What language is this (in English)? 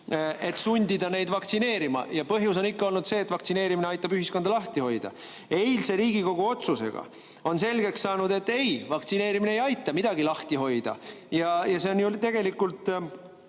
Estonian